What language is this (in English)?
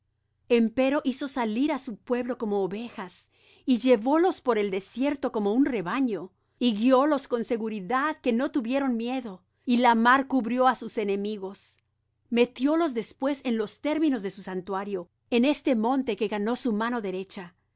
Spanish